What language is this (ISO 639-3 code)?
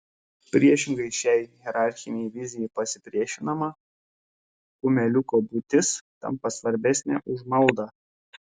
lit